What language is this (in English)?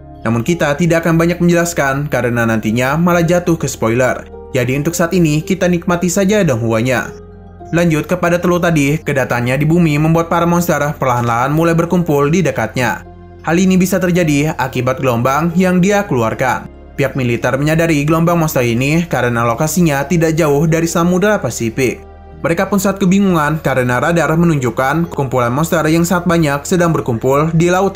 Indonesian